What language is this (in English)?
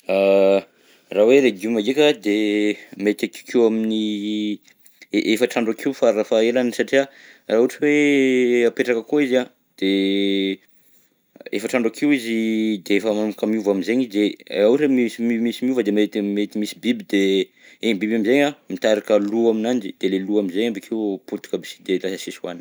Southern Betsimisaraka Malagasy